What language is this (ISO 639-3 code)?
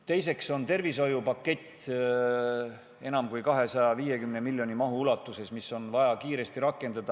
est